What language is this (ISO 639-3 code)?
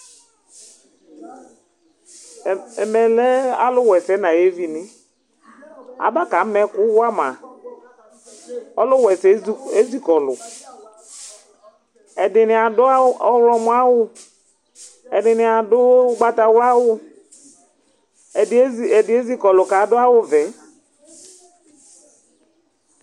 kpo